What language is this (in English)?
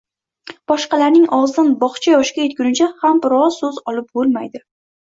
Uzbek